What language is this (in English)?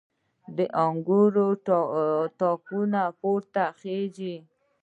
Pashto